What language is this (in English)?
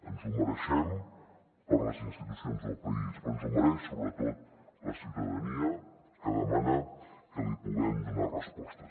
Catalan